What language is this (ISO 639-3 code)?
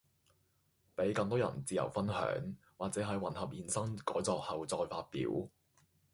yue